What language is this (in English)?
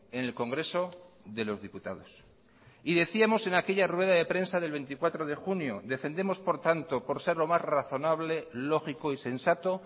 Spanish